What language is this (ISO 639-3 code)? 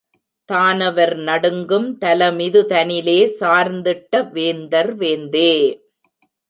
tam